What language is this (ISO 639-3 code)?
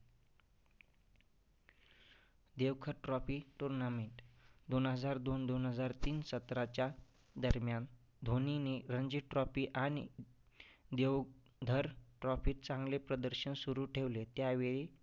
mar